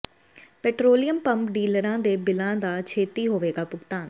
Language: Punjabi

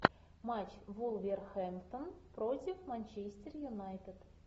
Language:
Russian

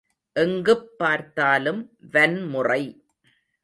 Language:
Tamil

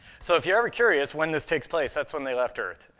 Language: English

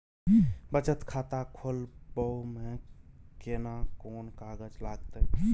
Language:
Maithili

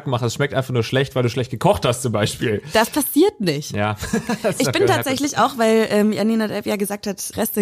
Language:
German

